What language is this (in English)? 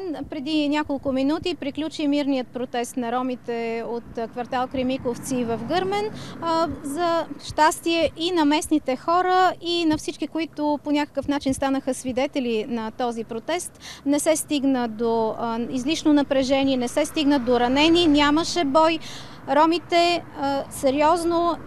Bulgarian